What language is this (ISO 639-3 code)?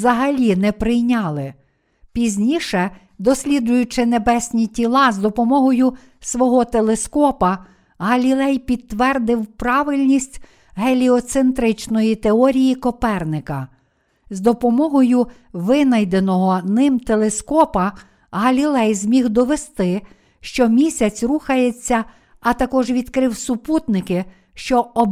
ukr